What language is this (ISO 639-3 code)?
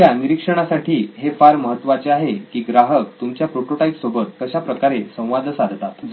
mar